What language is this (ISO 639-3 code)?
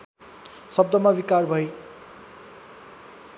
nep